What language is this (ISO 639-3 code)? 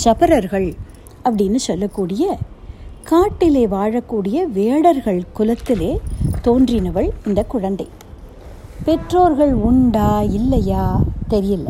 tam